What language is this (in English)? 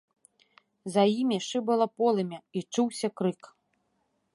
Belarusian